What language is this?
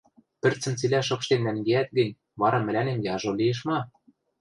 Western Mari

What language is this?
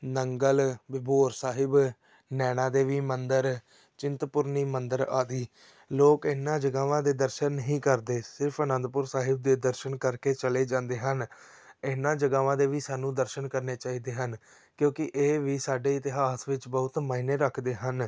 Punjabi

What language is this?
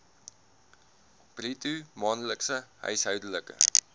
Afrikaans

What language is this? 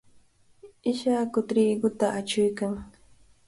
Cajatambo North Lima Quechua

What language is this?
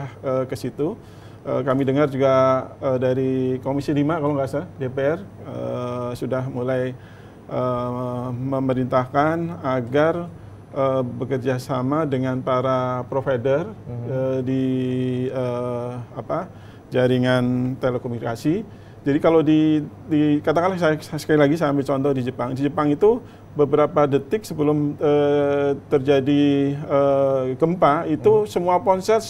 Indonesian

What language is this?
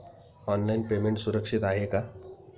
Marathi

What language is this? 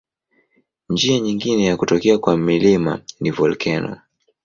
Swahili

